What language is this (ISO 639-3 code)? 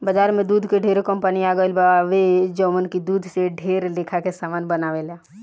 bho